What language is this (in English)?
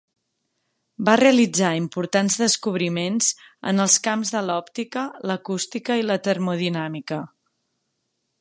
Catalan